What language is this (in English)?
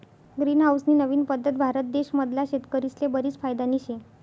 Marathi